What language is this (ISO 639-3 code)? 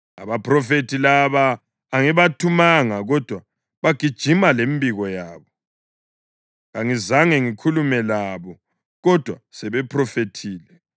nde